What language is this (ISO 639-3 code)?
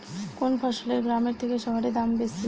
ben